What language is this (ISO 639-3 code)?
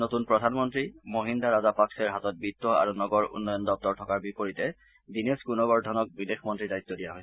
asm